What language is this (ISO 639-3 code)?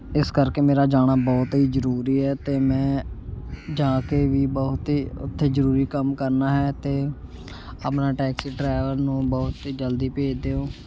pan